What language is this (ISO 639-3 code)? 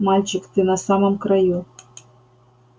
rus